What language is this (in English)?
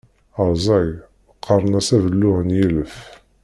Kabyle